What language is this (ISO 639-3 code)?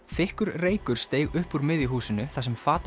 isl